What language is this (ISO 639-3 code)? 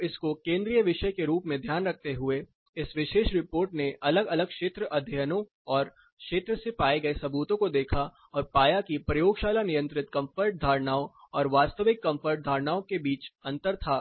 hin